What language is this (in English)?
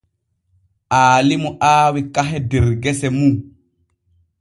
Borgu Fulfulde